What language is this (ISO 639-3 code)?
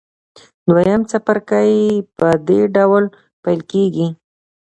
pus